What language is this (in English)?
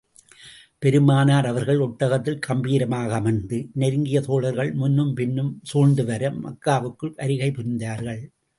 Tamil